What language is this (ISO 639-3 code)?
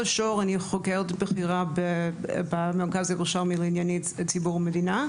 heb